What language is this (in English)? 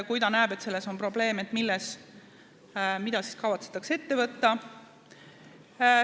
Estonian